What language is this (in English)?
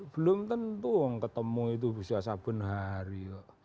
Indonesian